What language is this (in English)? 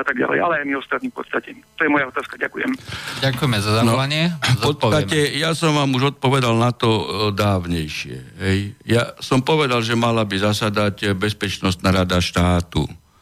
Slovak